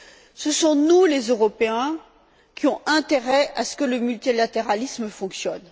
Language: French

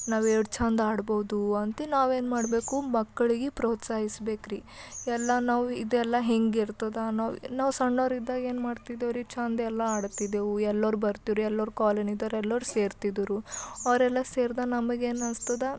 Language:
Kannada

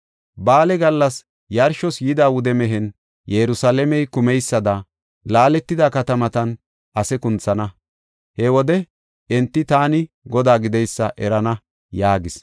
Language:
Gofa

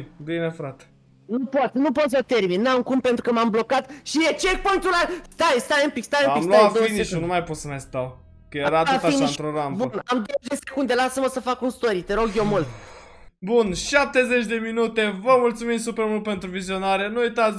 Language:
Romanian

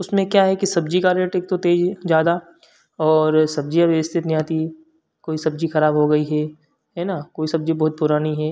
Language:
Hindi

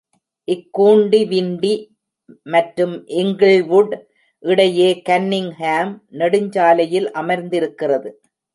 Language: Tamil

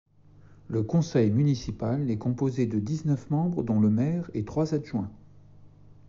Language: French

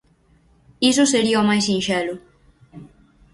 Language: Galician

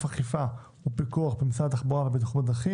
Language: Hebrew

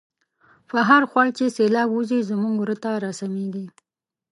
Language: Pashto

